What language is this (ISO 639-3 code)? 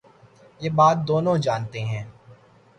urd